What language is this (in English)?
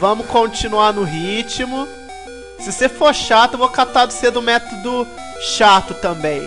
Portuguese